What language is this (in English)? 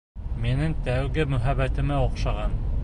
Bashkir